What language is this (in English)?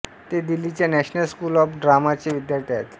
Marathi